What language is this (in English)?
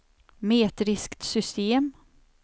Swedish